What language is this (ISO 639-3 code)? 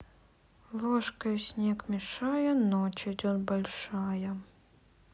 rus